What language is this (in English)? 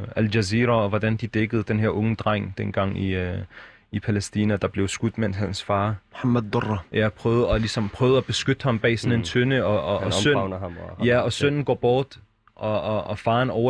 Danish